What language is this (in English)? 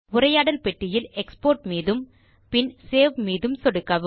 Tamil